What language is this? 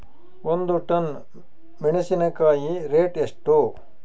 Kannada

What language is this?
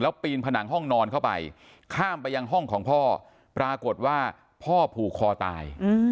Thai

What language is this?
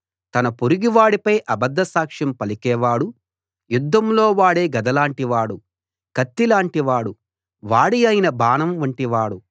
Telugu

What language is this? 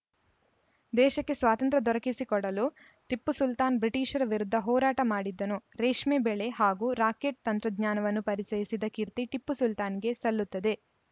Kannada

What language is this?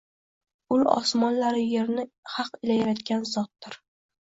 Uzbek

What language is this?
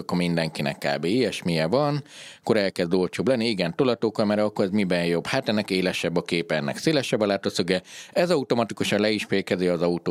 Hungarian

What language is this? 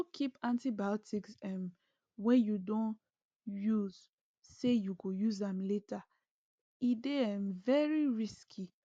Nigerian Pidgin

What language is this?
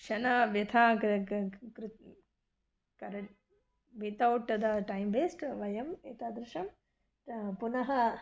Sanskrit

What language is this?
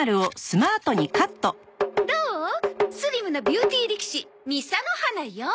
Japanese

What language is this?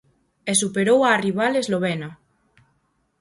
Galician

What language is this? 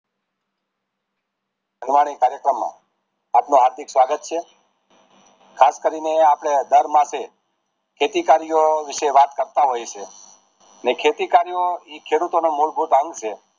Gujarati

